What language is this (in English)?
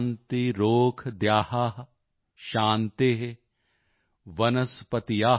Punjabi